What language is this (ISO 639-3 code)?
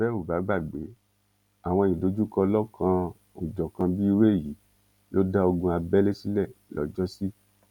yor